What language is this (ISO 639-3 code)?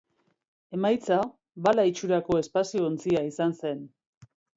eus